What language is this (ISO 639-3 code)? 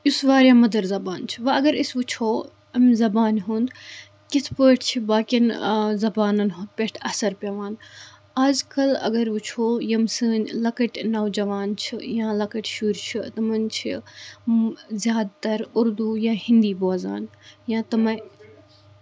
kas